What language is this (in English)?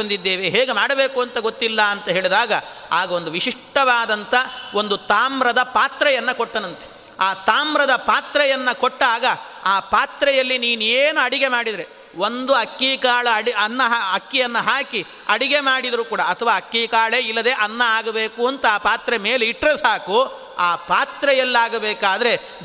Kannada